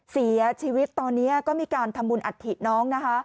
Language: Thai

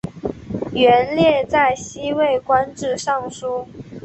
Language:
Chinese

